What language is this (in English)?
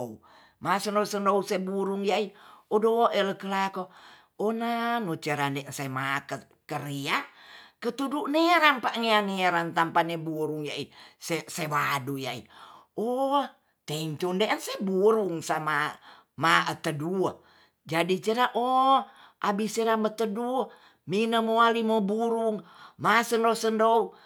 Tonsea